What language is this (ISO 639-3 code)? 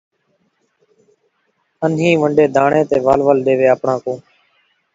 skr